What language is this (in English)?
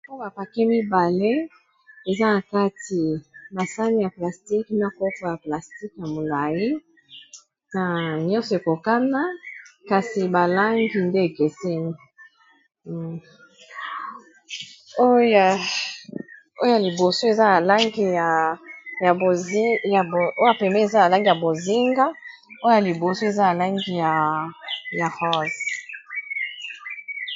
Lingala